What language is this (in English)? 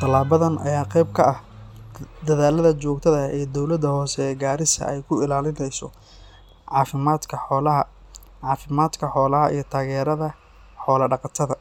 Somali